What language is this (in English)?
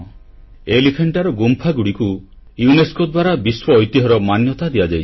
Odia